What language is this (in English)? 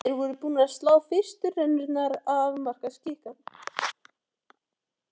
Icelandic